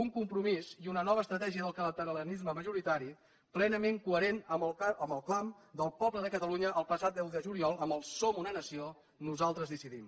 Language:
Catalan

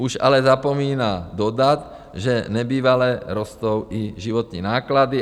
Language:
Czech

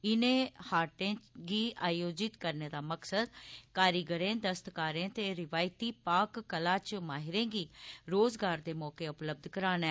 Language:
Dogri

